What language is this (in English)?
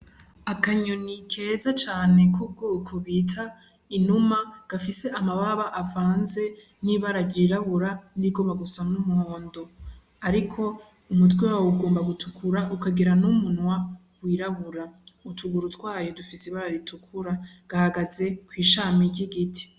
Rundi